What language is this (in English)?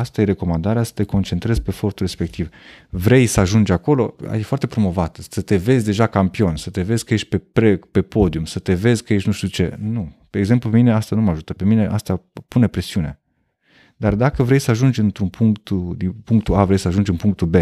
Romanian